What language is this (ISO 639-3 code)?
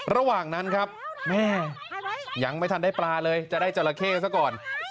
tha